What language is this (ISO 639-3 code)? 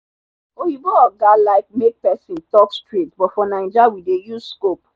pcm